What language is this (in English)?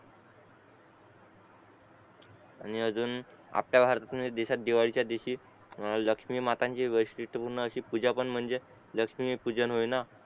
Marathi